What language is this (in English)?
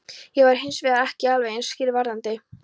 Icelandic